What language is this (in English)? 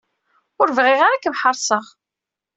Kabyle